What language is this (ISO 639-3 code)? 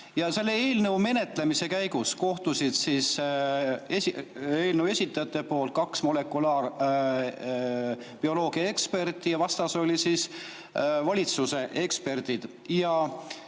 est